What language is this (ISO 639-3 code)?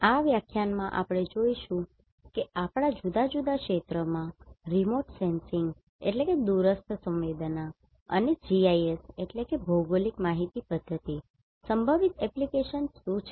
guj